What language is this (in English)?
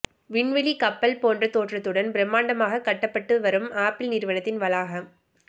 Tamil